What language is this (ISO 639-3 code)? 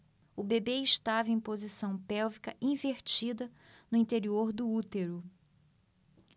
por